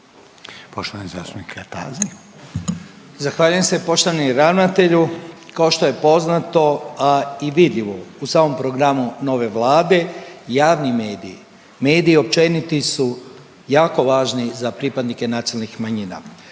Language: Croatian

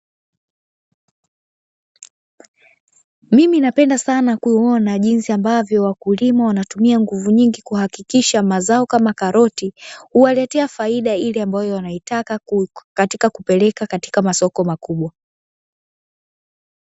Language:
Swahili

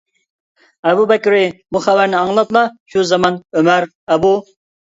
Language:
Uyghur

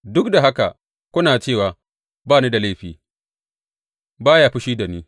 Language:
Hausa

